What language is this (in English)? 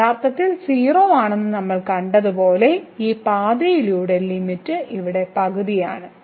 Malayalam